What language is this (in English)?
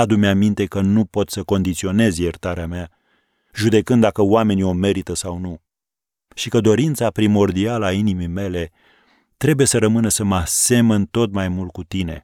Romanian